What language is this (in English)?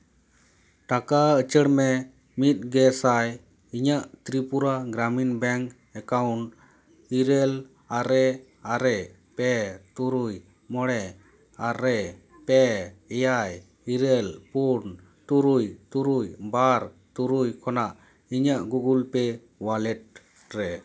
Santali